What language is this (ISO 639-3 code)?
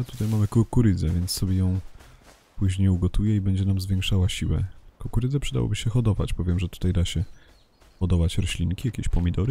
pol